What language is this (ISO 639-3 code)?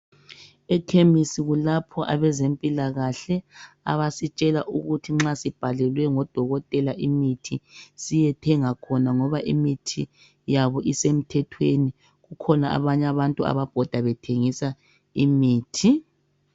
nde